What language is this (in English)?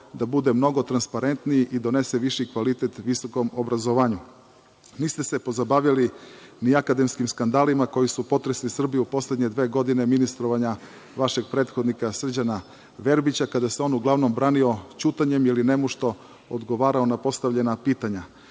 Serbian